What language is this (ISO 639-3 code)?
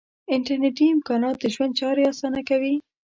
pus